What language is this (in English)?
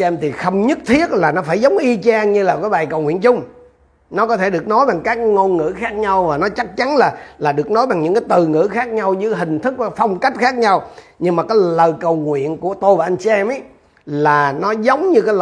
Vietnamese